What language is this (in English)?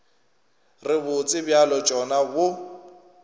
Northern Sotho